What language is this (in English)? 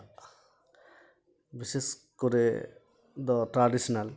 Santali